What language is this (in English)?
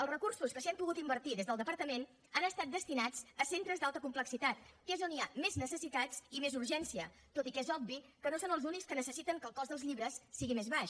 Catalan